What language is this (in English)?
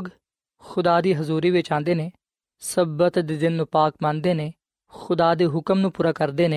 Punjabi